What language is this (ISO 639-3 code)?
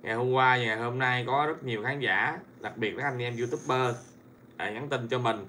vie